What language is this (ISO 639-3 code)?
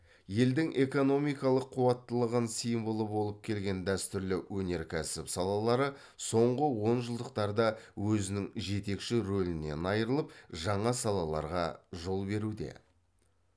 kaz